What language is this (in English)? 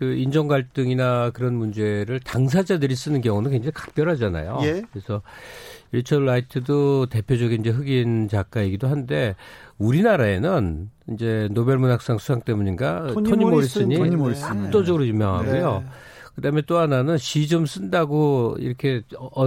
Korean